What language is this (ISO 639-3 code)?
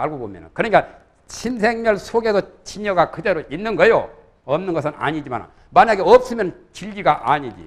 kor